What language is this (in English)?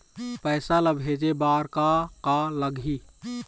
Chhattisgarhi